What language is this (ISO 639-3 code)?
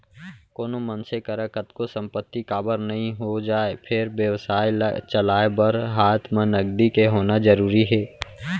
hne